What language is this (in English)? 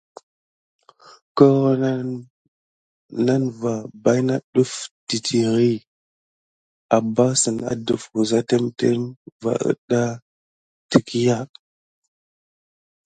Gidar